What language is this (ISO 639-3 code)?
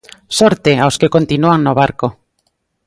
glg